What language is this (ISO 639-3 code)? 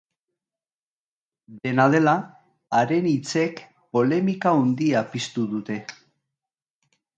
eus